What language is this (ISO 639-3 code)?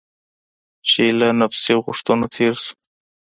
pus